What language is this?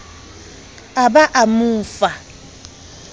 Southern Sotho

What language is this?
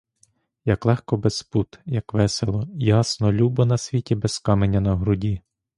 Ukrainian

